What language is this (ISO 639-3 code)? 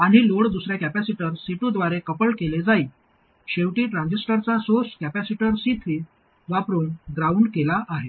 mar